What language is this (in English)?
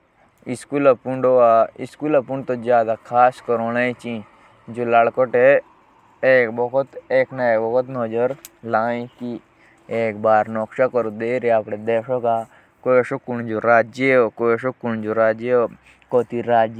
Jaunsari